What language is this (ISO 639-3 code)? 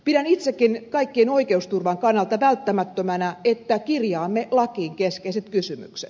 fin